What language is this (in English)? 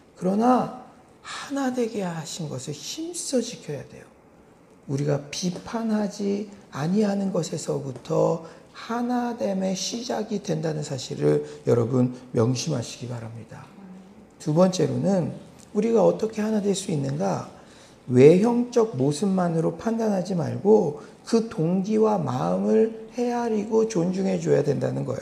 Korean